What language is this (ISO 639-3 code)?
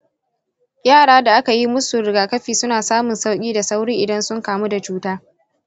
hau